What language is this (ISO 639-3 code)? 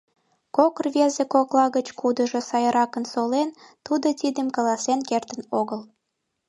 chm